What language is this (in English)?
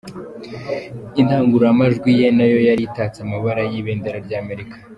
Kinyarwanda